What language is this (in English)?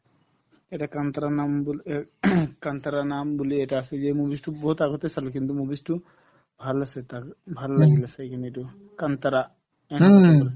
Assamese